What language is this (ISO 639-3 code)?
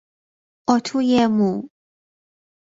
fas